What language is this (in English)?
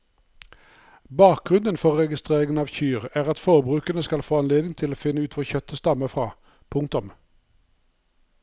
Norwegian